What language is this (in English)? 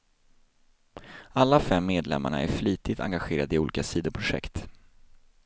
Swedish